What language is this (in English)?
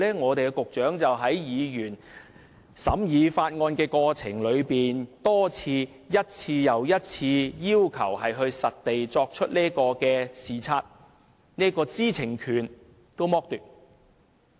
Cantonese